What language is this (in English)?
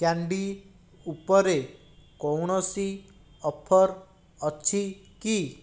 Odia